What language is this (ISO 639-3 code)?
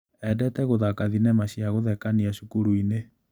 kik